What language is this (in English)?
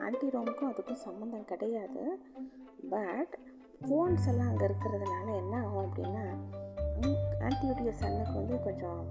Tamil